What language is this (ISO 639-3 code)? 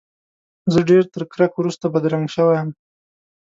pus